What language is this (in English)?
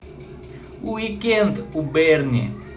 Russian